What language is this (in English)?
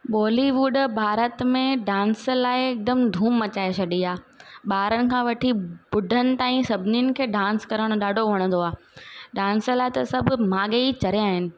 Sindhi